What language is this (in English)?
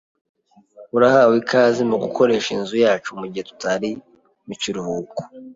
Kinyarwanda